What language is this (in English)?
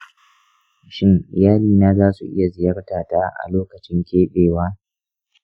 Hausa